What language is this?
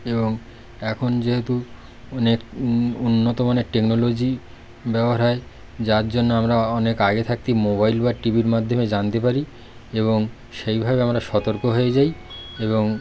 Bangla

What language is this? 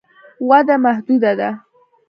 Pashto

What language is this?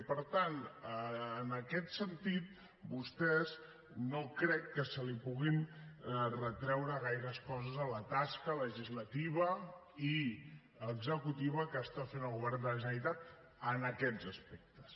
Catalan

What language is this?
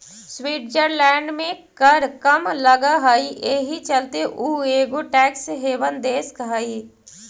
Magahi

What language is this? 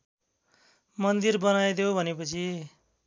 Nepali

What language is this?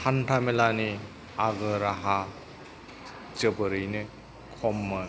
Bodo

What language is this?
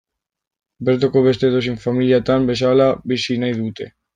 Basque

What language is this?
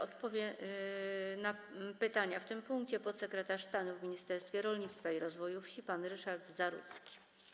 Polish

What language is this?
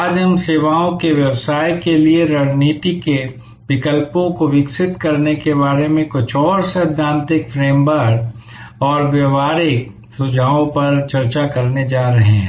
Hindi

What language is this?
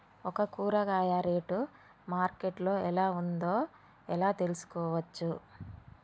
Telugu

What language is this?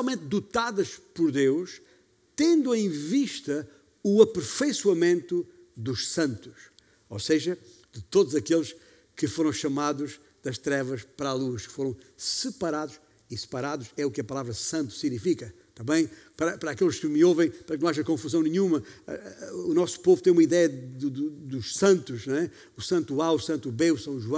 Portuguese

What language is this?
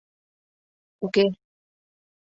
Mari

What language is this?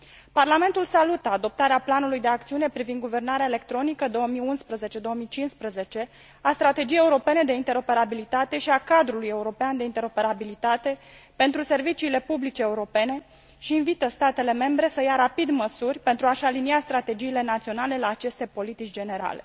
Romanian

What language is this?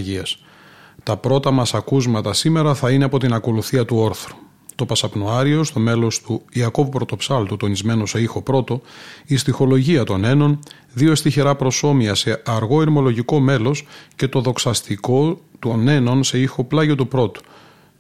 Greek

